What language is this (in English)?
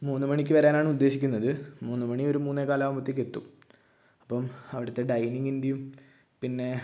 Malayalam